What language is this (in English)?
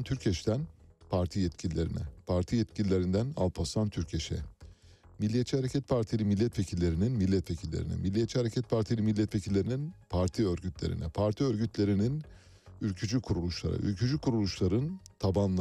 Turkish